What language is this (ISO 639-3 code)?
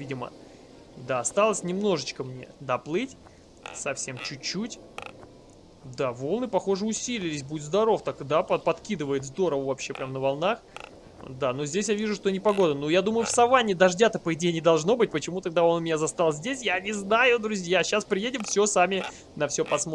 rus